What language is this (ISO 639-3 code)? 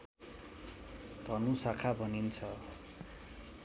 nep